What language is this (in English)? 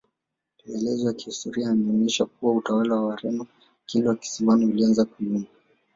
Swahili